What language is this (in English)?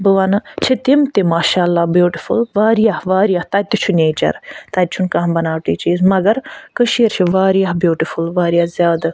Kashmiri